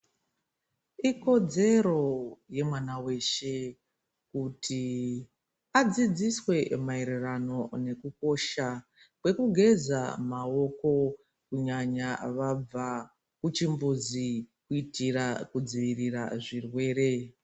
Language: Ndau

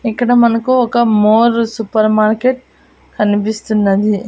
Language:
Telugu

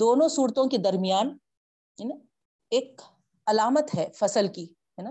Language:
Urdu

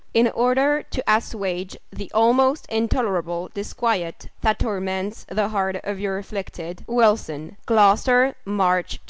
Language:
English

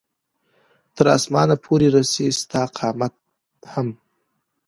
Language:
Pashto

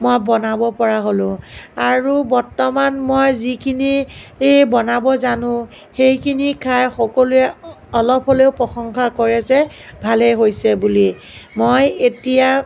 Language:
Assamese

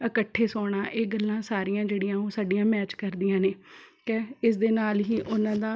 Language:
Punjabi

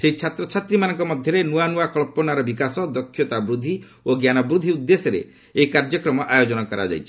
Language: Odia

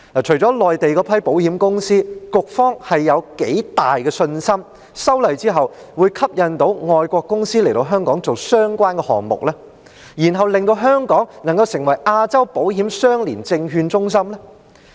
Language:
Cantonese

